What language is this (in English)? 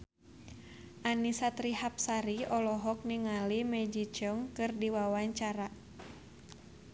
Sundanese